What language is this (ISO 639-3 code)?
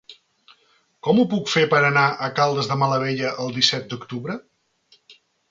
cat